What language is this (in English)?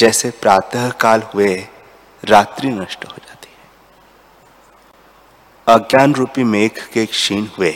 Hindi